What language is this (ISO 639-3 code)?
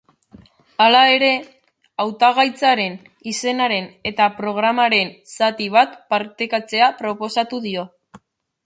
eus